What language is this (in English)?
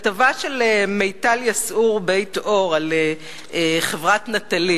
Hebrew